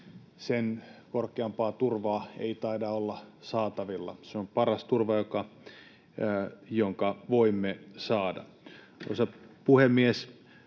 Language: Finnish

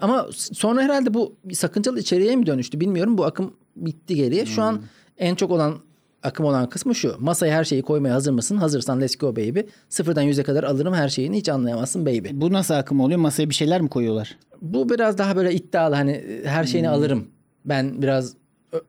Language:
Turkish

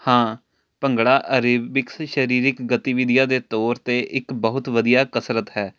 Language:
Punjabi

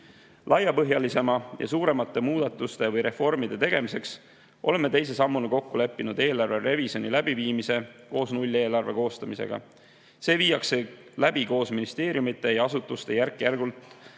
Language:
Estonian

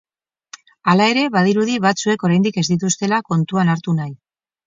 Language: Basque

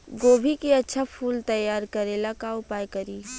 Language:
Bhojpuri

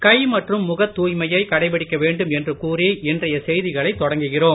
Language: Tamil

